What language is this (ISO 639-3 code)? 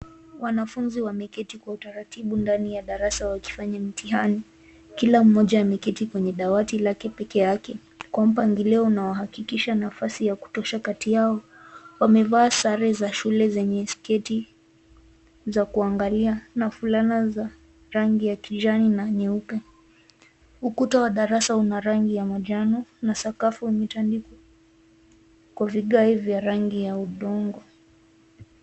swa